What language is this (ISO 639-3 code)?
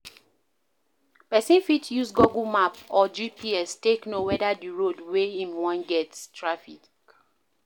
pcm